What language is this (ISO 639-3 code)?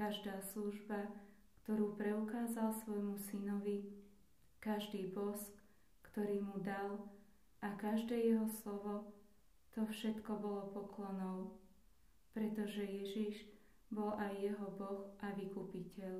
slk